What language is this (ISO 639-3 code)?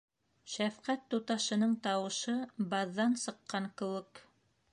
bak